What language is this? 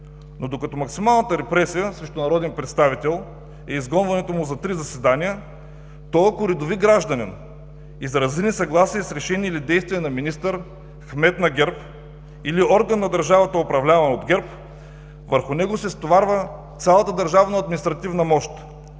Bulgarian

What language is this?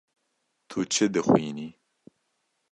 Kurdish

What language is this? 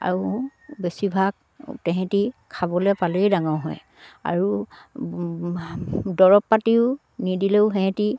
Assamese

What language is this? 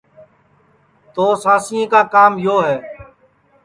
Sansi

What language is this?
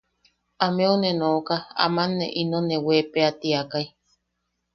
Yaqui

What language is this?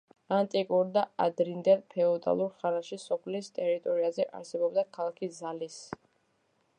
Georgian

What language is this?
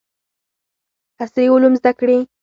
Pashto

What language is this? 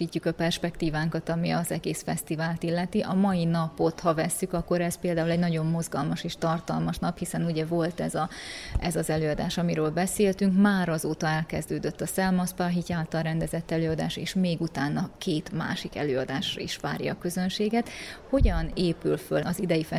Hungarian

